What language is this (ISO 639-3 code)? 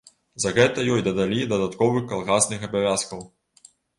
bel